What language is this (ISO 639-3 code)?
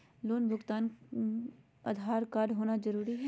mag